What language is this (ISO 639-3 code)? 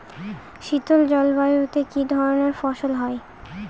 ben